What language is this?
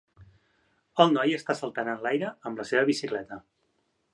Catalan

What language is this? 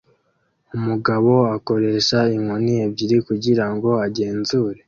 Kinyarwanda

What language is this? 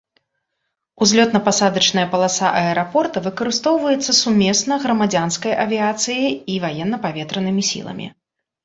Belarusian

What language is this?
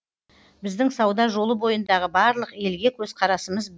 Kazakh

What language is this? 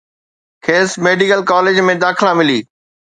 Sindhi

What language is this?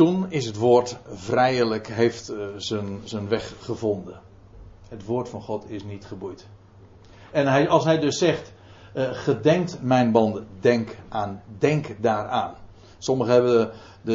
Dutch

